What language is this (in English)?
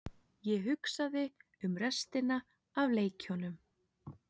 Icelandic